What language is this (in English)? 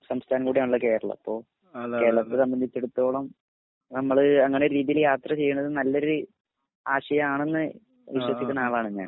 Malayalam